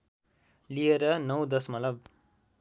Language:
Nepali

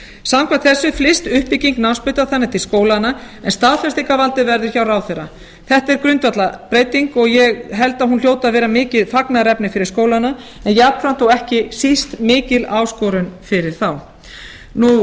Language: Icelandic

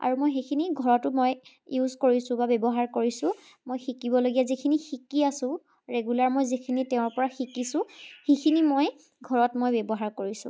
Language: Assamese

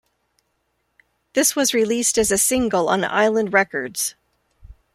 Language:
English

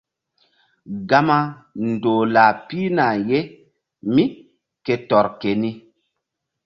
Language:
Mbum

